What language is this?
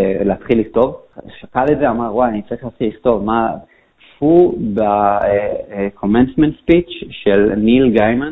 Hebrew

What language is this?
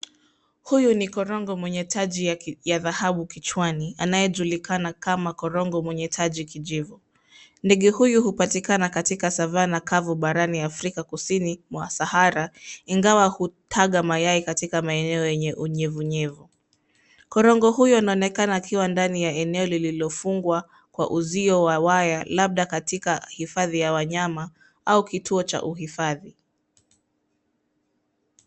Swahili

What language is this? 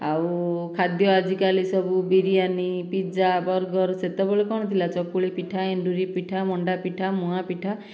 Odia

